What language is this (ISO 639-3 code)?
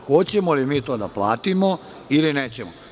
srp